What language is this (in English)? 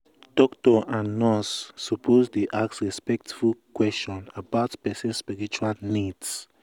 Nigerian Pidgin